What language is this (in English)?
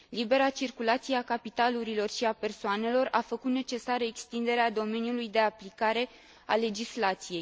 Romanian